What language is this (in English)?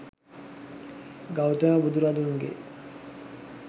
Sinhala